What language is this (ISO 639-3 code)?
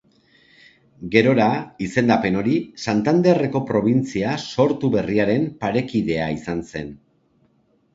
eus